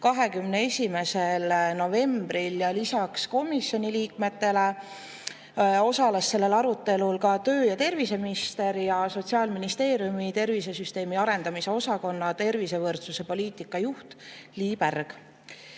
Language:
Estonian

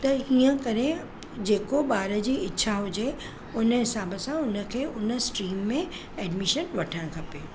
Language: Sindhi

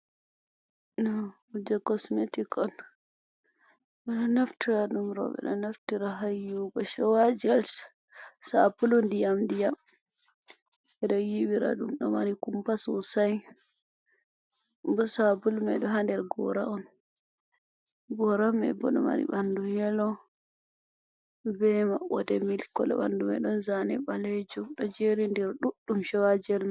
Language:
Fula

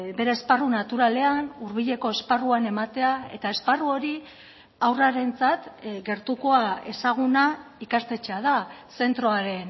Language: Basque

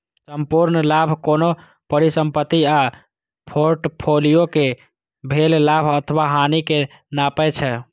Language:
Maithili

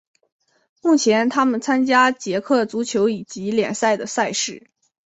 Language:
Chinese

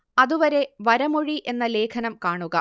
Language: Malayalam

